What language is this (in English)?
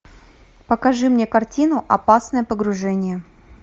Russian